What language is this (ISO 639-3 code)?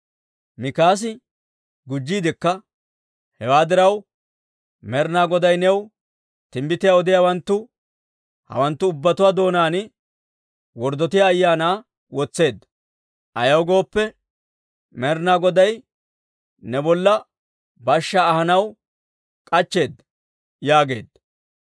dwr